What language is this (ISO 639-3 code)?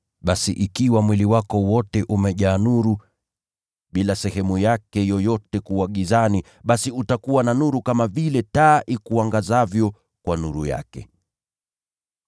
swa